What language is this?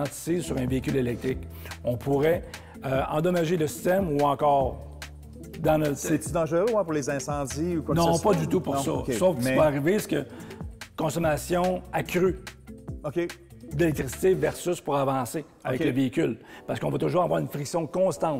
French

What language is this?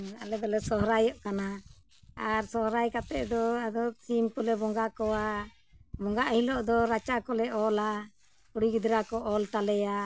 Santali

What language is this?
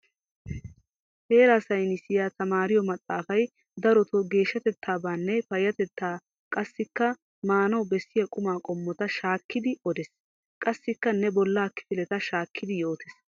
Wolaytta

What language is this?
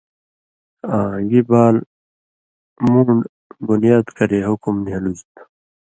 Indus Kohistani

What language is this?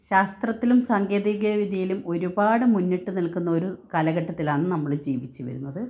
Malayalam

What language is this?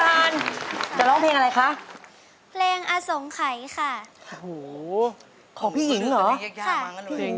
Thai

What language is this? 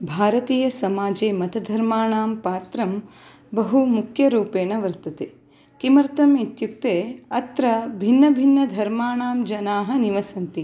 Sanskrit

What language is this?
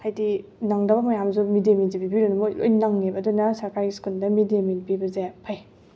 Manipuri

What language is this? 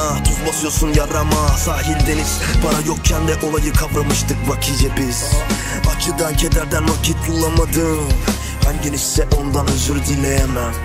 Turkish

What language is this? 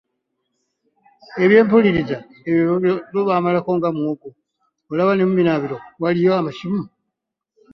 Ganda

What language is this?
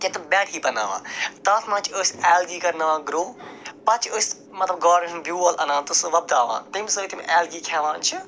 Kashmiri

